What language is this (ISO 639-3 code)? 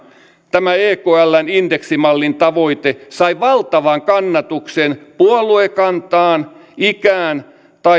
fin